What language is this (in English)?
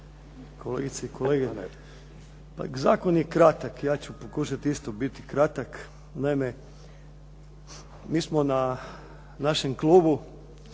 Croatian